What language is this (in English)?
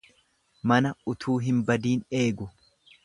Oromo